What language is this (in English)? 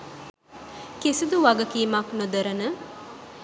Sinhala